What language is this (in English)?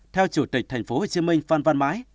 Vietnamese